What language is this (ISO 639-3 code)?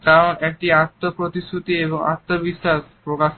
ben